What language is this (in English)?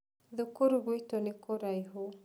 Kikuyu